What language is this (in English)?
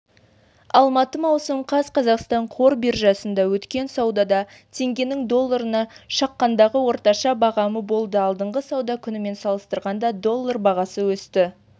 Kazakh